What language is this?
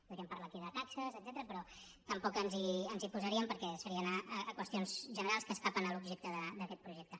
Catalan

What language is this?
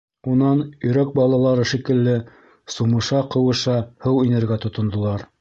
Bashkir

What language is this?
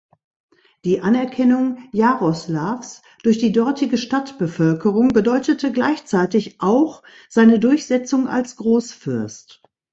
German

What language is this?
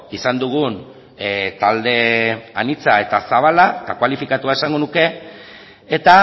Basque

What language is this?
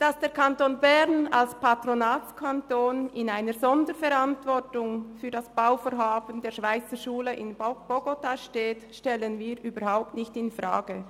Swiss German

